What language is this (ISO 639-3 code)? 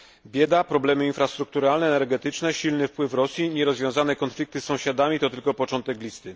pol